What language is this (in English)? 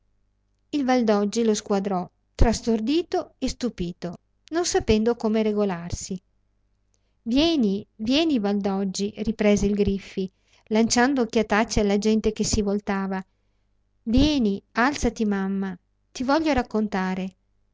Italian